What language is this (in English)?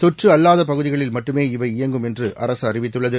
Tamil